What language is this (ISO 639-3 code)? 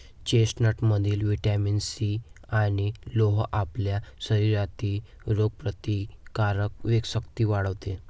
mar